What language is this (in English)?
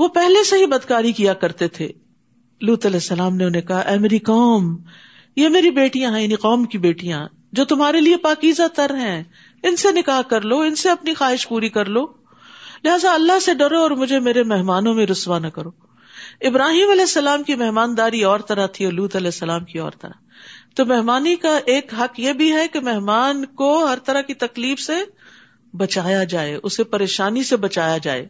Urdu